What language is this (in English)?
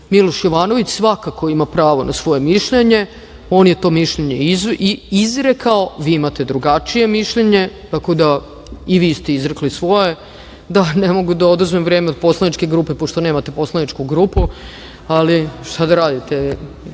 Serbian